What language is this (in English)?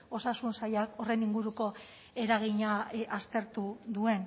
Basque